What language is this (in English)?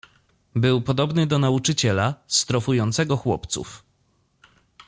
Polish